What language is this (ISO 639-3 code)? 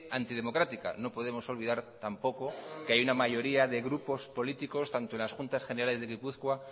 spa